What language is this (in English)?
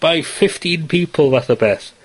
Welsh